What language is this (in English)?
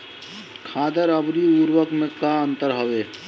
Bhojpuri